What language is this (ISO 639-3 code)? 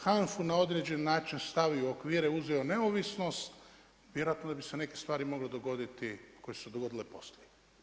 hrv